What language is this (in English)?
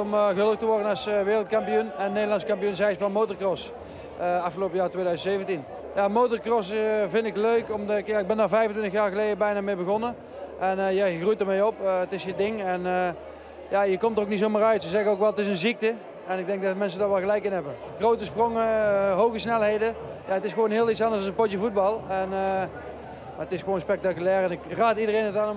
Dutch